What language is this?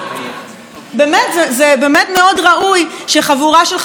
Hebrew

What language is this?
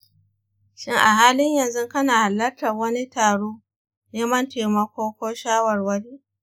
Hausa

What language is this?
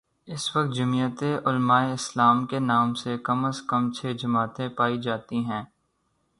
Urdu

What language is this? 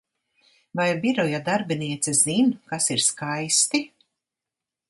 Latvian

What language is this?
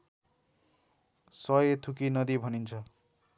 Nepali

